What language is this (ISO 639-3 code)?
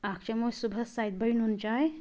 kas